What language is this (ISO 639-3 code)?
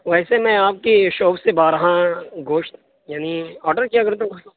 urd